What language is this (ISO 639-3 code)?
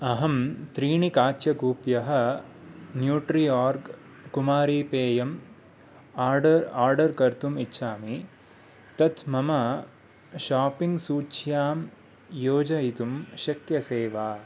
san